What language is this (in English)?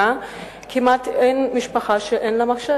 Hebrew